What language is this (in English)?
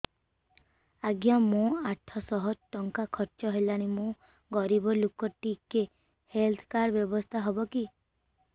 Odia